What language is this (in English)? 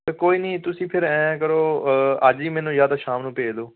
Punjabi